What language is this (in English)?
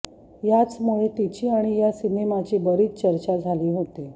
Marathi